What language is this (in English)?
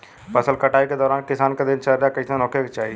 Bhojpuri